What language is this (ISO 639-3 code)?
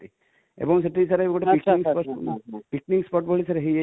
ori